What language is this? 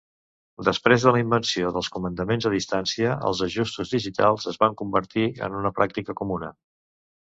Catalan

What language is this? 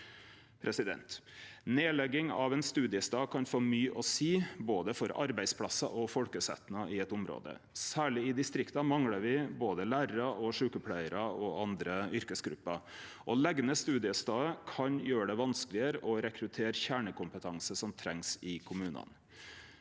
Norwegian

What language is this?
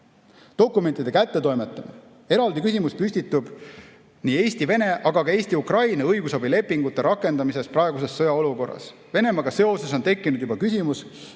Estonian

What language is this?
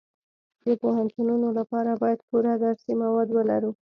Pashto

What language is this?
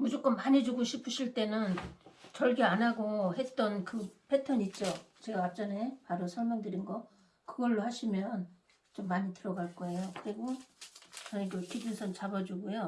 Korean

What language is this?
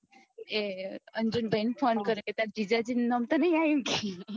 Gujarati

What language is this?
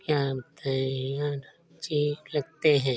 Hindi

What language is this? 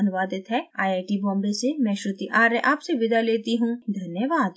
Hindi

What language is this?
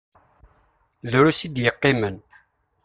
Kabyle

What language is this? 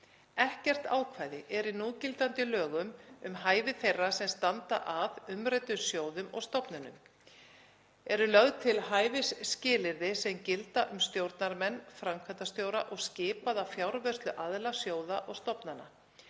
Icelandic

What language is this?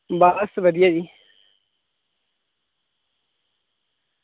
Dogri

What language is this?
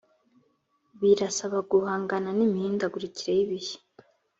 Kinyarwanda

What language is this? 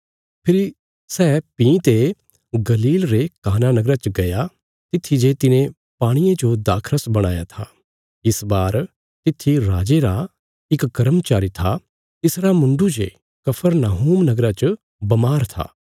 Bilaspuri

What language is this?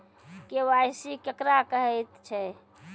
Maithili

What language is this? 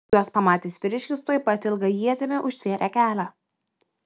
Lithuanian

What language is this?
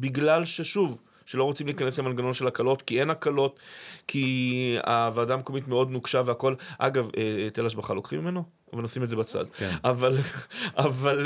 Hebrew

